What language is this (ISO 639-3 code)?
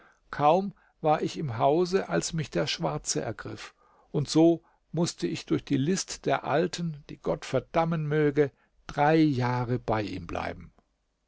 deu